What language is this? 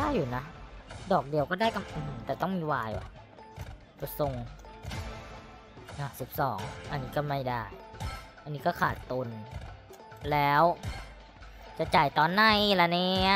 Thai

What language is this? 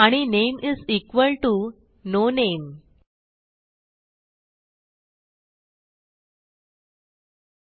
Marathi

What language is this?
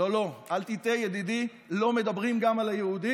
Hebrew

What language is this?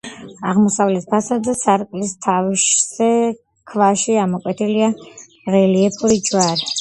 Georgian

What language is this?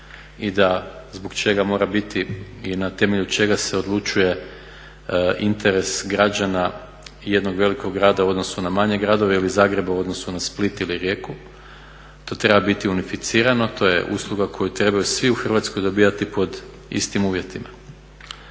Croatian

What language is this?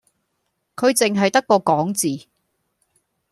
Cantonese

